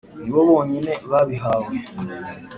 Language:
Kinyarwanda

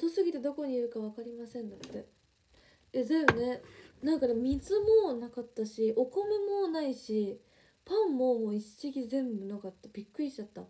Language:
Japanese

